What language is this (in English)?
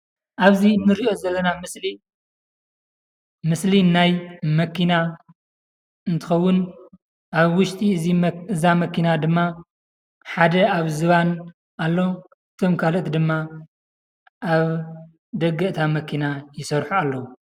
Tigrinya